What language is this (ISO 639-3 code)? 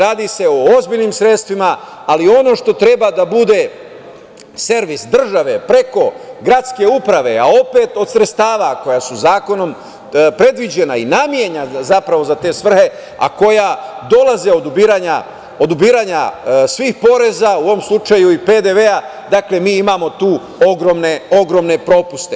srp